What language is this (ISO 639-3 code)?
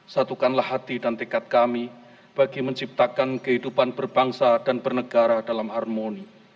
ind